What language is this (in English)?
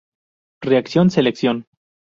Spanish